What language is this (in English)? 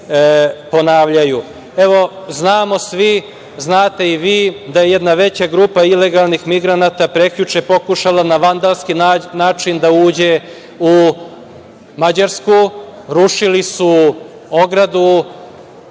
Serbian